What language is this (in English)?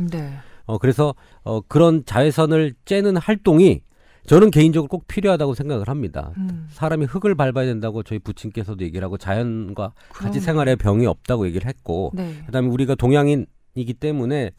Korean